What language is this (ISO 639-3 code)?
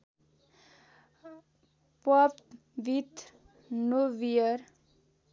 nep